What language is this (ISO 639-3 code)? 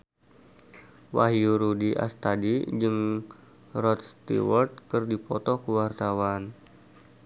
sun